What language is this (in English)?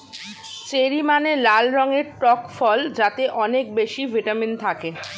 Bangla